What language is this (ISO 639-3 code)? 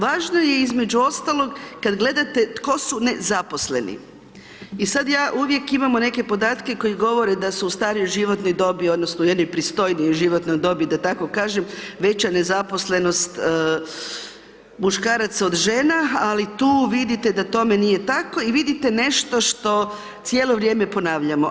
hrv